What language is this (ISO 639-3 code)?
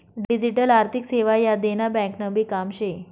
mar